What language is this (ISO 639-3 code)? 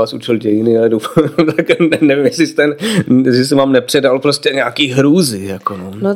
ces